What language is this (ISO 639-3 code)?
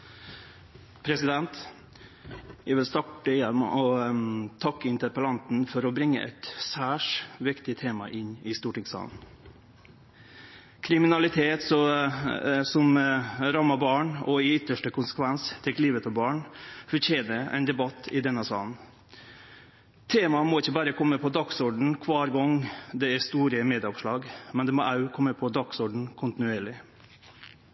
nor